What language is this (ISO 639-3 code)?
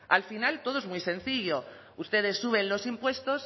spa